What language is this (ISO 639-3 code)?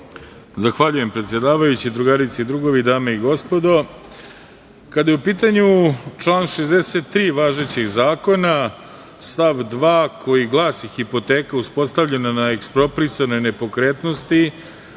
srp